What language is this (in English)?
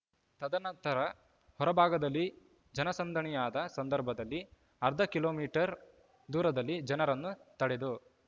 Kannada